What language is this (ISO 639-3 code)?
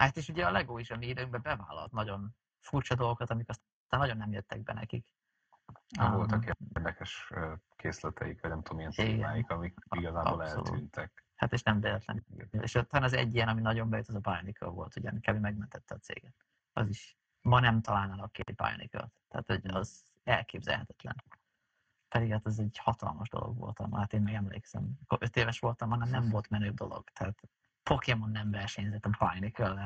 hun